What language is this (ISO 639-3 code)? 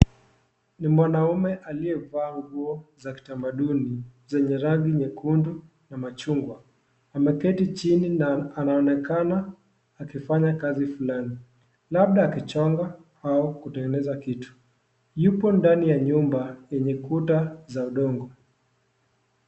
swa